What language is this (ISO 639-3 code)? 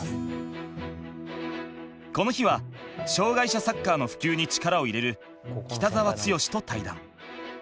jpn